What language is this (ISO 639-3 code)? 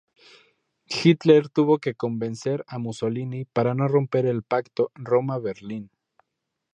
spa